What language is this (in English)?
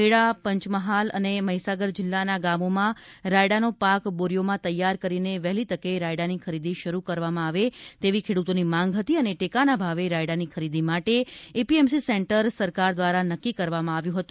Gujarati